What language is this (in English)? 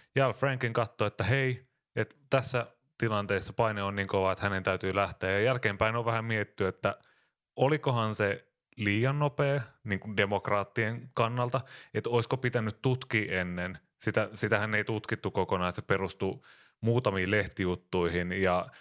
Finnish